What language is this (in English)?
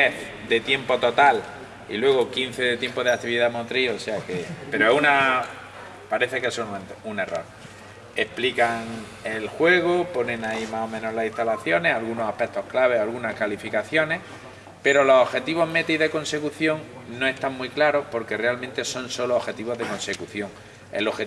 Spanish